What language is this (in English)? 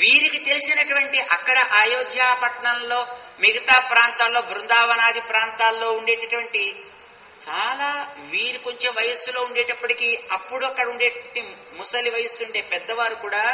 Telugu